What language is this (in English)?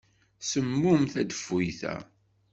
Kabyle